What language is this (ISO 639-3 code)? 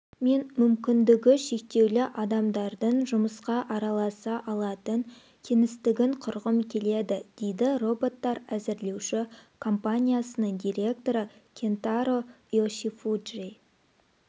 kaz